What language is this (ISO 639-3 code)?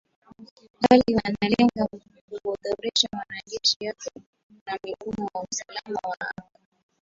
swa